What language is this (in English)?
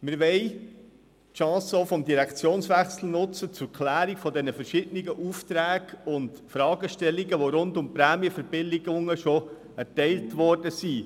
Swiss German